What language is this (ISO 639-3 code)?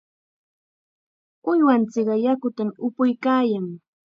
qxa